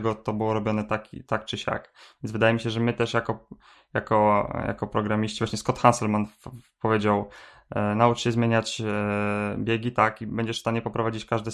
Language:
Polish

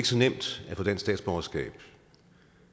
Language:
Danish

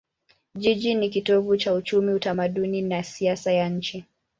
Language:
Swahili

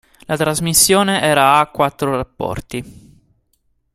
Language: Italian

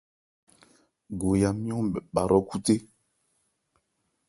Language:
Ebrié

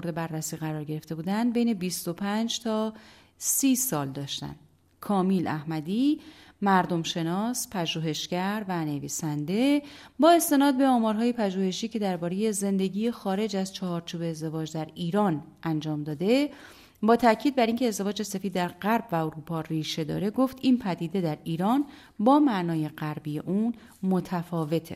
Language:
Persian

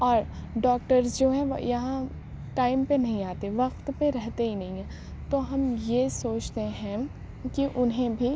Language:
Urdu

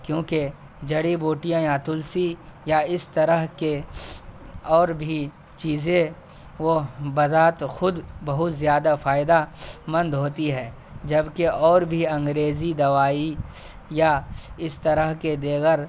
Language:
Urdu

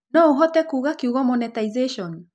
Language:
Kikuyu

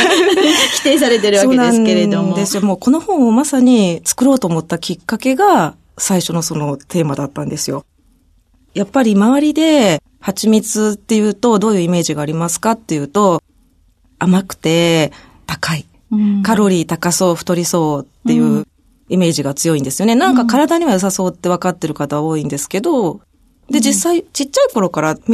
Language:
Japanese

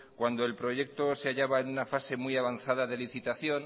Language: Spanish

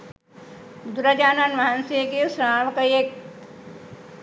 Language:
Sinhala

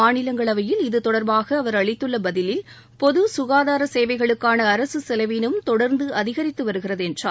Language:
Tamil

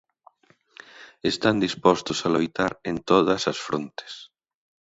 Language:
Galician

